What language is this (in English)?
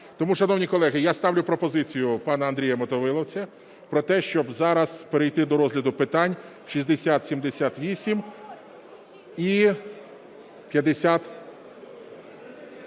Ukrainian